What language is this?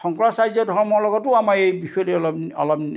Assamese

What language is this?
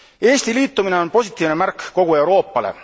Estonian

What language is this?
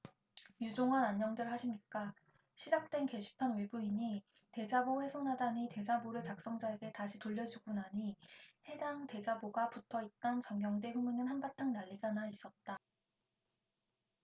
Korean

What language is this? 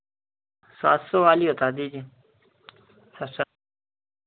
Hindi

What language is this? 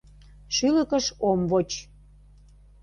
Mari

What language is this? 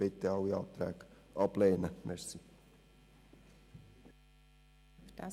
Swiss German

